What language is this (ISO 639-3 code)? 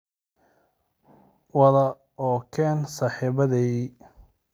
som